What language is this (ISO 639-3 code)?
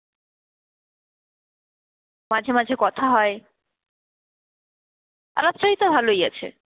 ben